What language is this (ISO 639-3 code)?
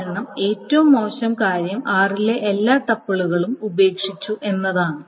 mal